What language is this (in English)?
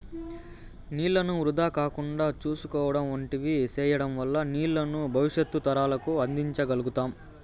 Telugu